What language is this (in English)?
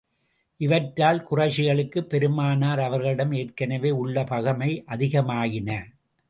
Tamil